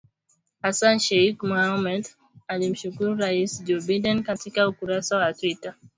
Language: Swahili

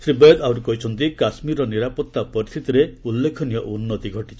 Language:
Odia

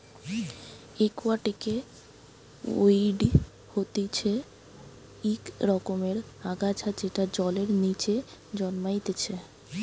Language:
Bangla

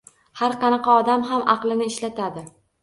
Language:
Uzbek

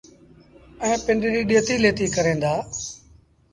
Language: Sindhi Bhil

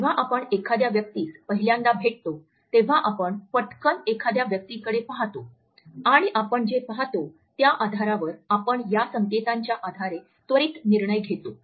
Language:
Marathi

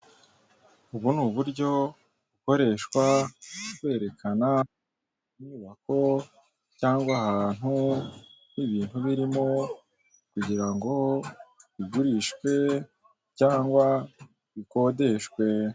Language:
Kinyarwanda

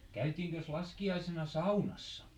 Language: Finnish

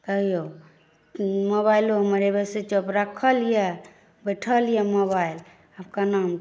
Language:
Maithili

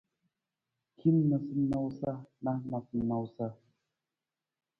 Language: Nawdm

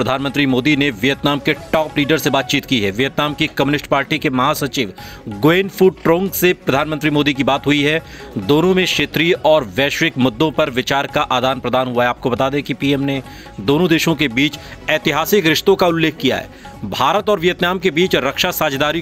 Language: Hindi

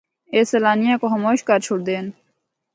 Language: Northern Hindko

